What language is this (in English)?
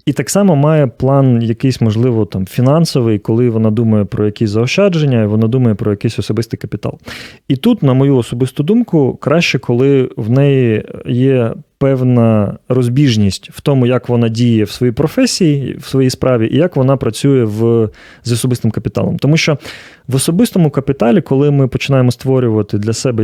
Ukrainian